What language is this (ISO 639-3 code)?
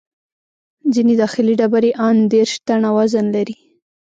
pus